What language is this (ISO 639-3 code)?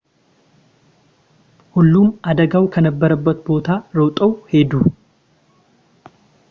amh